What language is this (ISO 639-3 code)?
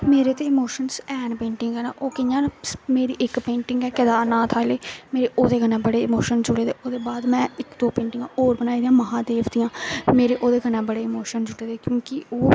doi